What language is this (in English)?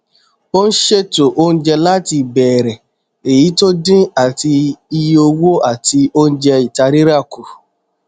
Yoruba